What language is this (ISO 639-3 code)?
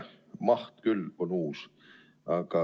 est